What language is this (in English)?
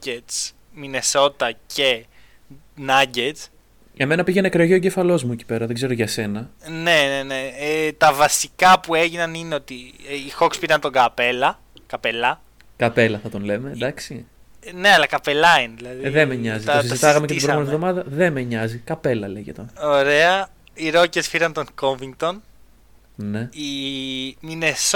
Greek